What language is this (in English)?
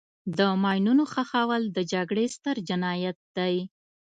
Pashto